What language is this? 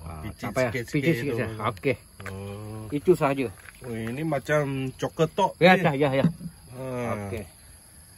Malay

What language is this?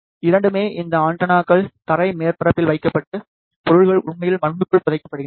Tamil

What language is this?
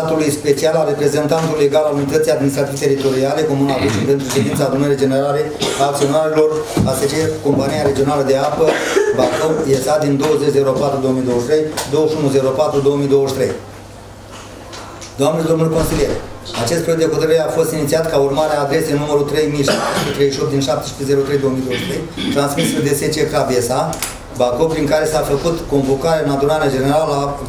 Romanian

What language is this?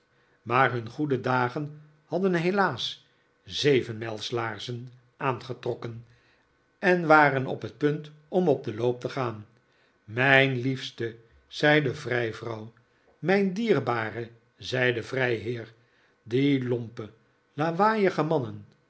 Dutch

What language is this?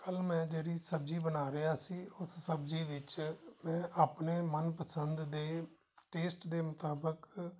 Punjabi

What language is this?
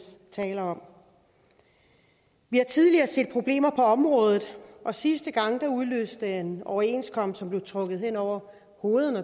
Danish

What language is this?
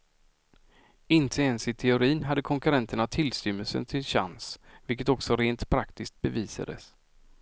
Swedish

